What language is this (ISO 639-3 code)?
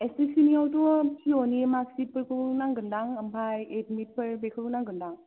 brx